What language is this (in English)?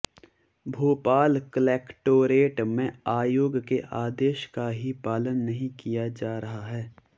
Hindi